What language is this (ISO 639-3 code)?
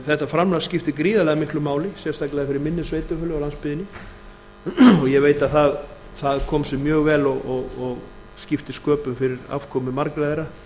isl